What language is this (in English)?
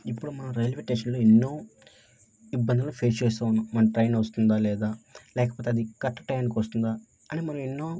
Telugu